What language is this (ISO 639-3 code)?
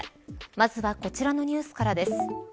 jpn